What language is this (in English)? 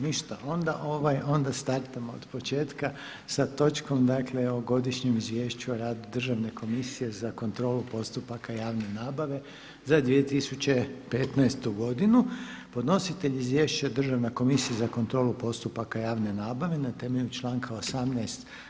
Croatian